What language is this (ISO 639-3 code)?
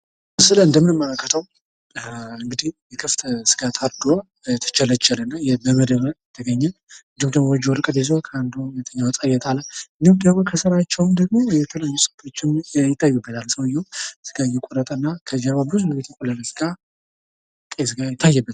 amh